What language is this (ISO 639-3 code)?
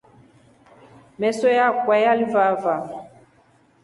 rof